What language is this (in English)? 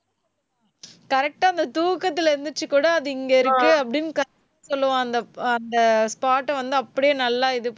Tamil